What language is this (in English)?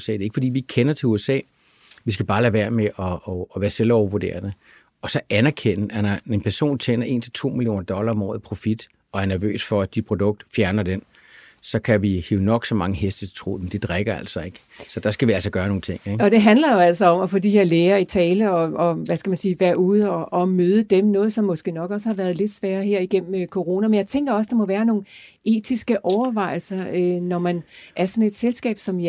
Danish